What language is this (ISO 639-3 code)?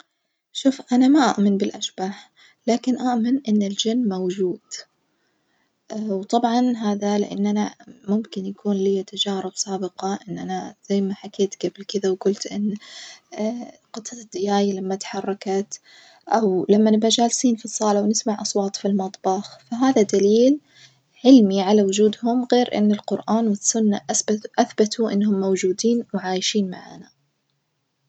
ars